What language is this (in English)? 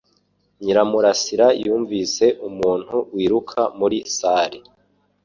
Kinyarwanda